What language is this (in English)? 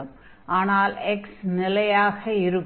Tamil